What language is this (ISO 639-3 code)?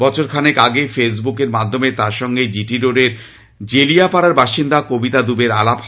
ben